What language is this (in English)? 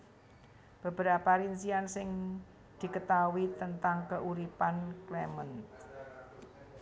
Javanese